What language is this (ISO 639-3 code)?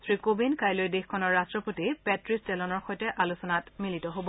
asm